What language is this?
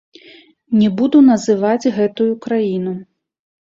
Belarusian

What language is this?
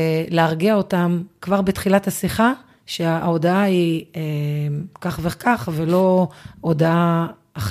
Hebrew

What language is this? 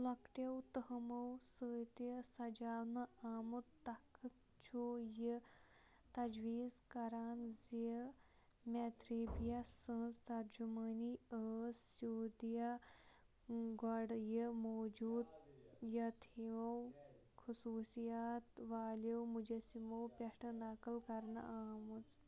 Kashmiri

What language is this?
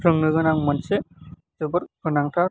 Bodo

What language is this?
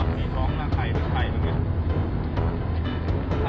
Thai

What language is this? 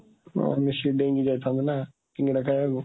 Odia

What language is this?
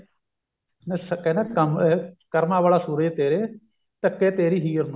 Punjabi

